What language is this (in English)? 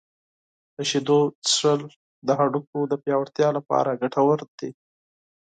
Pashto